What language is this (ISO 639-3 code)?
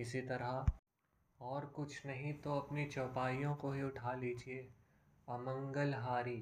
hin